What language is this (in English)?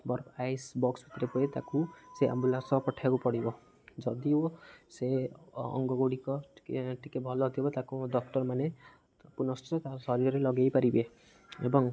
Odia